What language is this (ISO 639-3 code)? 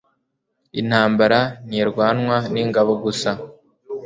kin